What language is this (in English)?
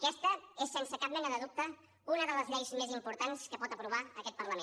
Catalan